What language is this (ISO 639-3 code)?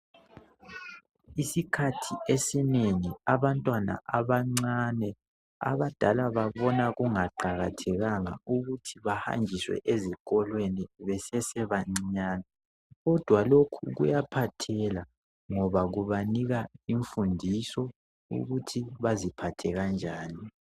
nde